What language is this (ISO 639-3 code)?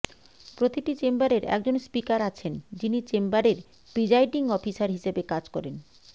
ben